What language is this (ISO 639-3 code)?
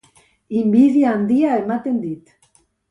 eus